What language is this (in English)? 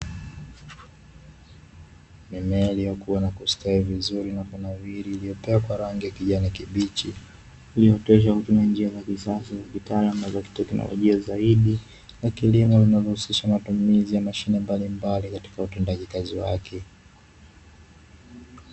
Swahili